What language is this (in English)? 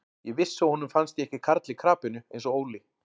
Icelandic